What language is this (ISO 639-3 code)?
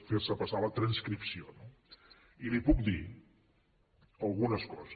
cat